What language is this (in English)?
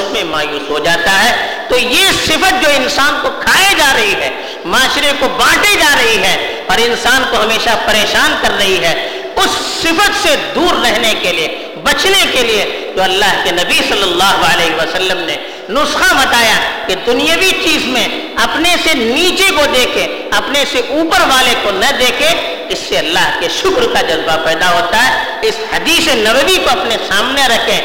Urdu